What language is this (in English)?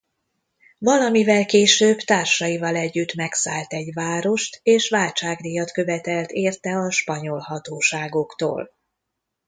Hungarian